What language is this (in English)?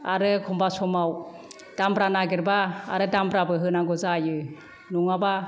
Bodo